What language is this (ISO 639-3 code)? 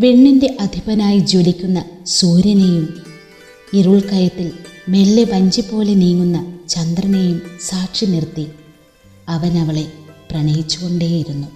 mal